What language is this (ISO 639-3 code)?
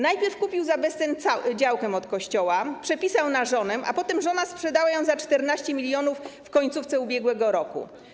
pol